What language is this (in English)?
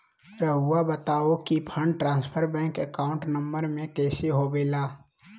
Magahi